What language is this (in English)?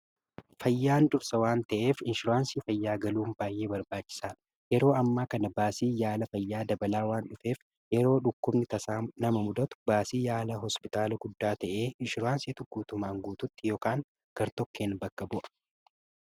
Oromo